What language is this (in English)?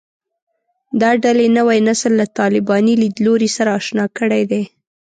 Pashto